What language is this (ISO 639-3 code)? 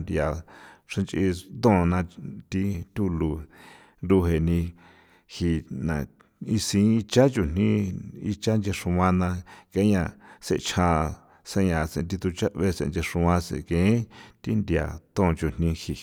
pow